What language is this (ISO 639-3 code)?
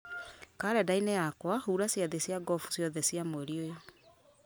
kik